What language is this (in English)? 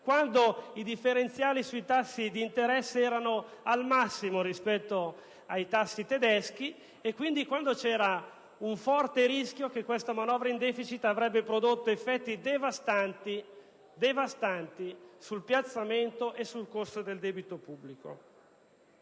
Italian